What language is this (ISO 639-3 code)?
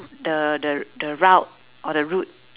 eng